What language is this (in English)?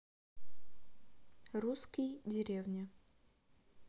Russian